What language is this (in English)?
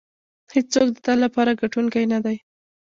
Pashto